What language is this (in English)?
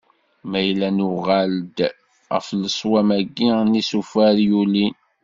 Kabyle